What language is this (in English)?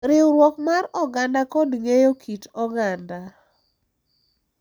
Luo (Kenya and Tanzania)